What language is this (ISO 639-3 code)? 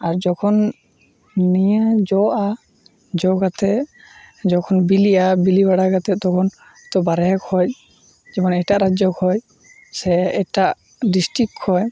sat